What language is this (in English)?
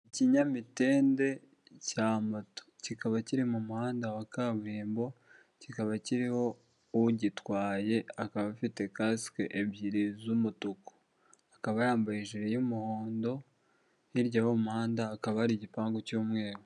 Kinyarwanda